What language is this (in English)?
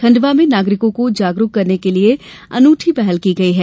Hindi